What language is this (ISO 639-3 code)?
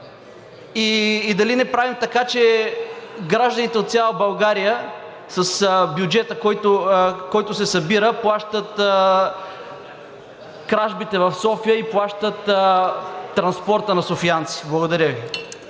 bul